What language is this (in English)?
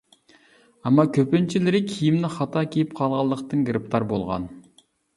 Uyghur